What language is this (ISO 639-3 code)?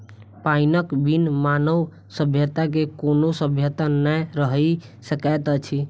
mai